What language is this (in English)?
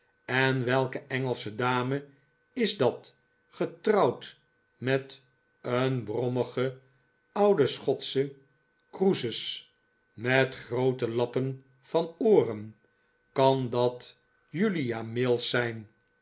Dutch